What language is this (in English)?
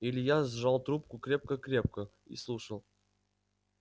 Russian